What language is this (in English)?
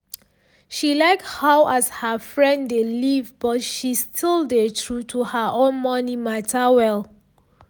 Nigerian Pidgin